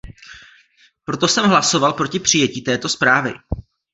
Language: Czech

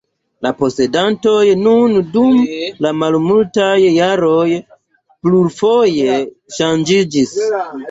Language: Esperanto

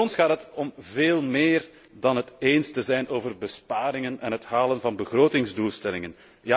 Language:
Dutch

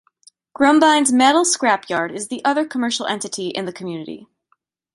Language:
English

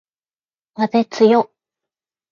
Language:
Japanese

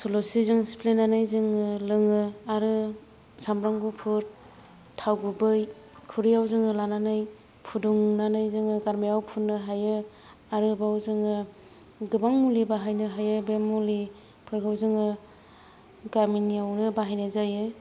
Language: Bodo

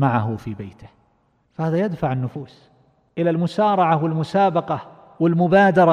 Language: Arabic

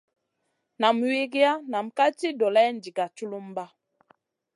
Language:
Masana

